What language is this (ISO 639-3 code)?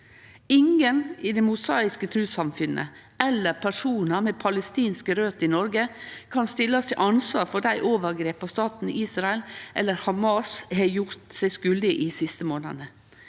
nor